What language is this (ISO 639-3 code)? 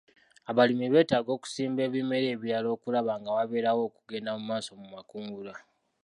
lug